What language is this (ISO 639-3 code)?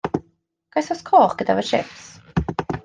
cym